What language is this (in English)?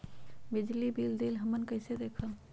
Magahi